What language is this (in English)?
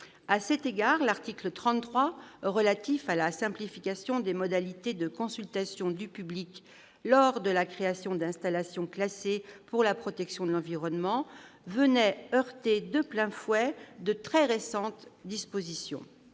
French